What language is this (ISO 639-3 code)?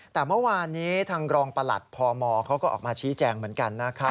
tha